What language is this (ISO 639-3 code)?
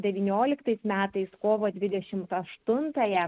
lit